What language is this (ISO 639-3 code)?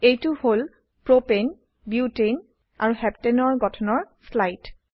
asm